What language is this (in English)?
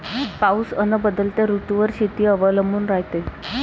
Marathi